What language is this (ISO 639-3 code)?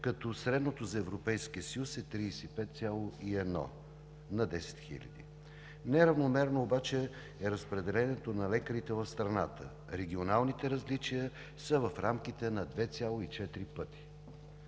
bul